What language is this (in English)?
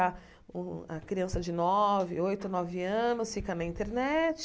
Portuguese